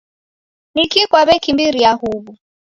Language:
Taita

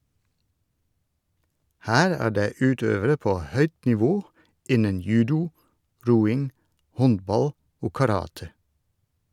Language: Norwegian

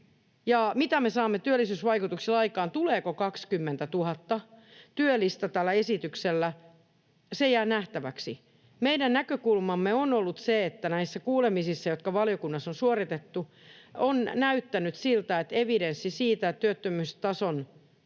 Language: Finnish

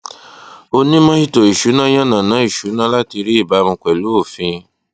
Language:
Yoruba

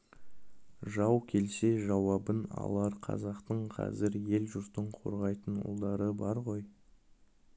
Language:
Kazakh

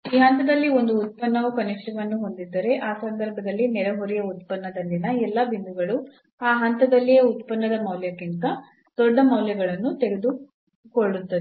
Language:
Kannada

